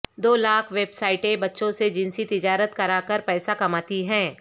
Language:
Urdu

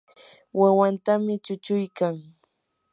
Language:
Yanahuanca Pasco Quechua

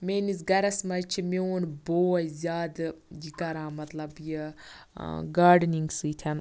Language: Kashmiri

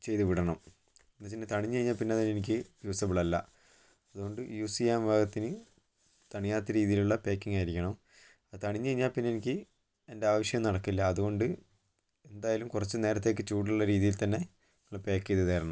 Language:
Malayalam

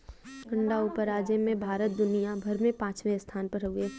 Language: Bhojpuri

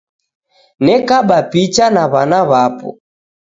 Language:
Taita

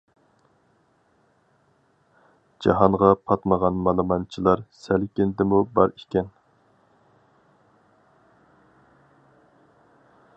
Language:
Uyghur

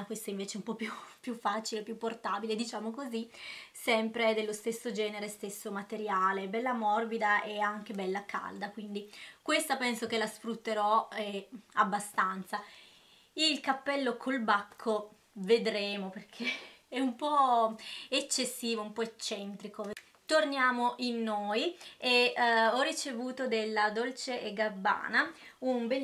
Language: Italian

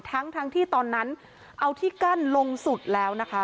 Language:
Thai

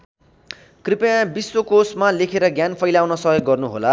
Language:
Nepali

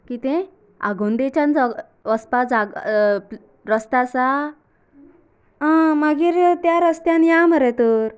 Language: Konkani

